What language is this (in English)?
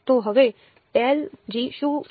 Gujarati